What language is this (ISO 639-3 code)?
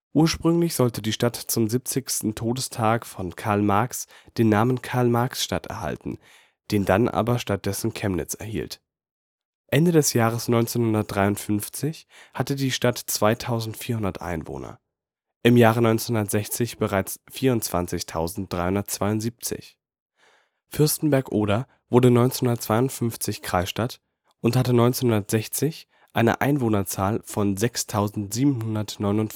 deu